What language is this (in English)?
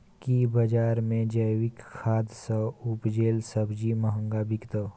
Maithili